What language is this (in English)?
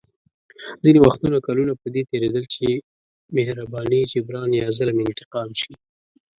Pashto